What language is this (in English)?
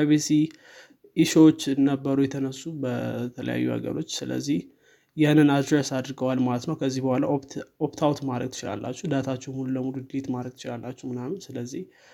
Amharic